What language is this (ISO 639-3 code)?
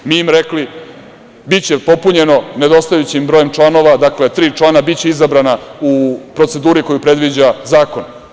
srp